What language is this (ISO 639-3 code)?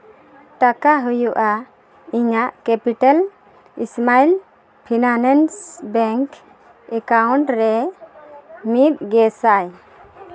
sat